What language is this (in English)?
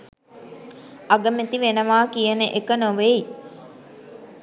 Sinhala